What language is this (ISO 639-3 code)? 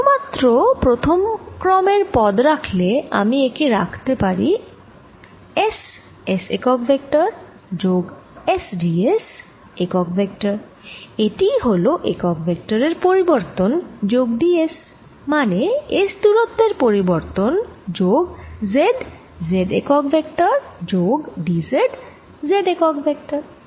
ben